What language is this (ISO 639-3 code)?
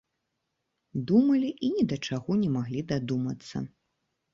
bel